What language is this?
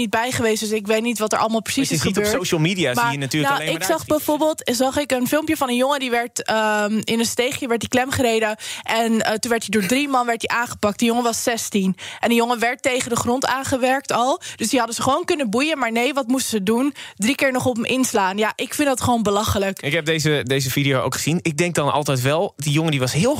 Dutch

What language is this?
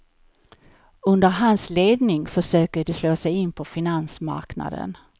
Swedish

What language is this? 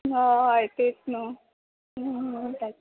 Konkani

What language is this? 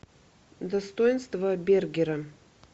Russian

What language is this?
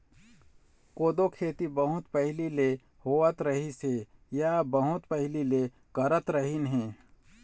Chhattisgarhi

